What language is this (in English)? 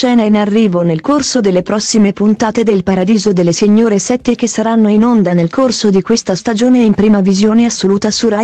Italian